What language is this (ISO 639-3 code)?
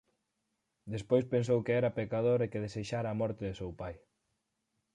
glg